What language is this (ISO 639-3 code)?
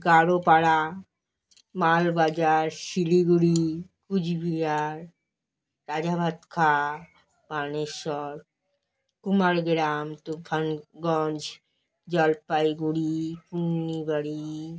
ben